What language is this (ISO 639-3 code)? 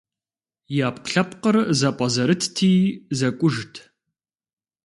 kbd